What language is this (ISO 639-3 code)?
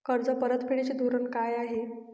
mar